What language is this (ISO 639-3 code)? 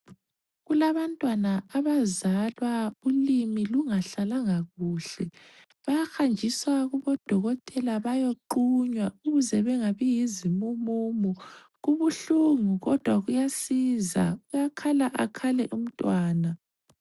nde